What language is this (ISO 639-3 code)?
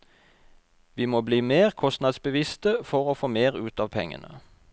nor